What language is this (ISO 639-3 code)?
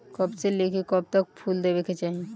bho